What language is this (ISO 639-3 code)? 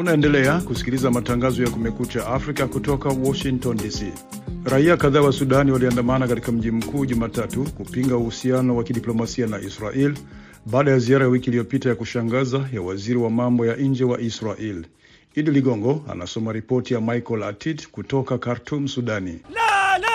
swa